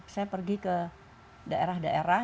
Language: Indonesian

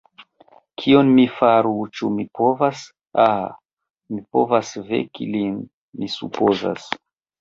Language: Esperanto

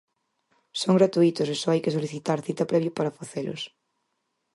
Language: Galician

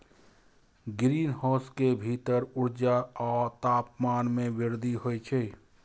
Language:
Maithili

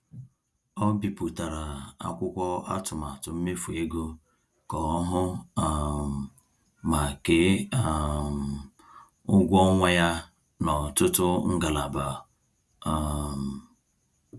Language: Igbo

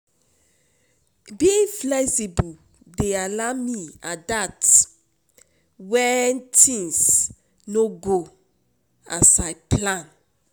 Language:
Nigerian Pidgin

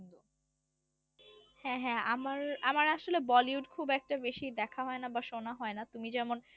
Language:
Bangla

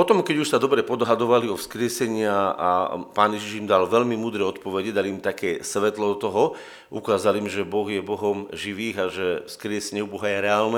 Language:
Slovak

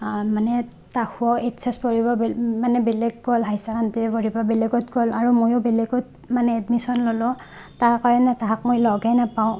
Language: Assamese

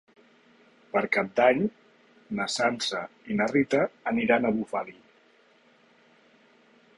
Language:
Catalan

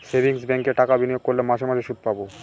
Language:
Bangla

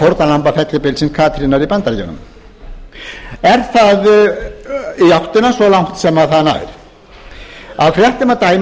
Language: Icelandic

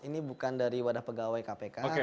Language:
Indonesian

